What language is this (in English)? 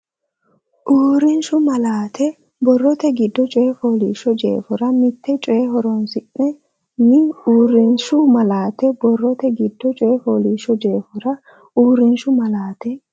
Sidamo